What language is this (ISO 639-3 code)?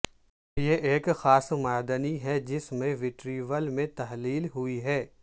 urd